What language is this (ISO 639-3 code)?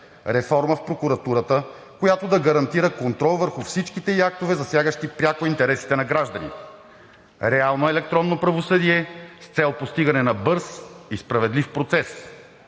bul